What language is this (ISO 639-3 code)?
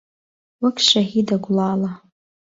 ckb